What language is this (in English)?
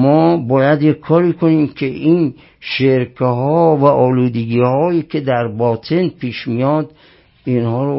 Persian